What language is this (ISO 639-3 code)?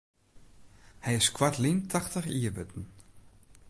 fry